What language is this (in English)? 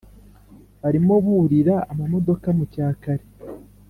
Kinyarwanda